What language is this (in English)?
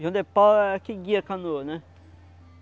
Portuguese